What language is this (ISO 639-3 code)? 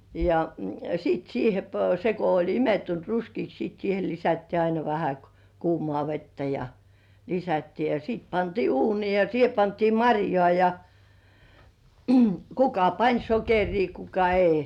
fin